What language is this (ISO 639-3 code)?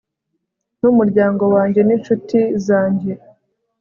kin